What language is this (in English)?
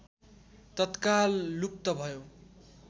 Nepali